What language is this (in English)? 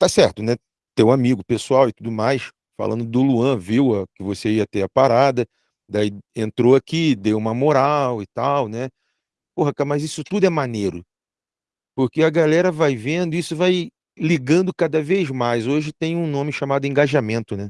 Portuguese